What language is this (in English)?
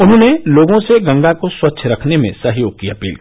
Hindi